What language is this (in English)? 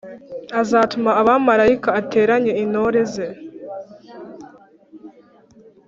Kinyarwanda